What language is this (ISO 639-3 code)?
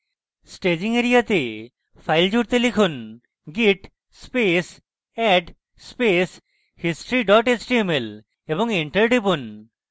ben